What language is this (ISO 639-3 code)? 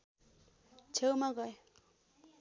nep